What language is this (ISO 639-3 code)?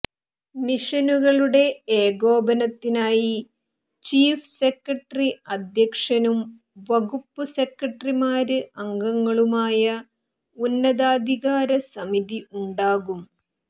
mal